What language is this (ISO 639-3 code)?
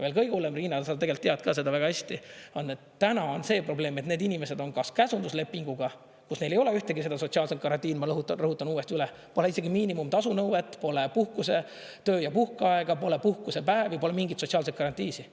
est